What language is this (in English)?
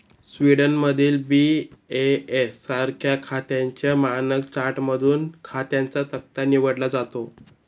Marathi